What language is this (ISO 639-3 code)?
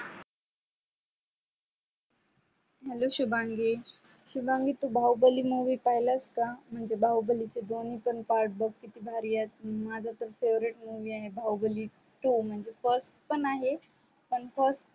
mar